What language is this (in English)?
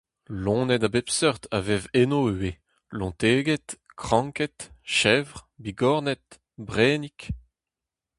Breton